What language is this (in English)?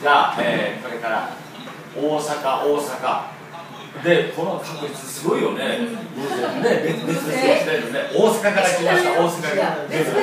Japanese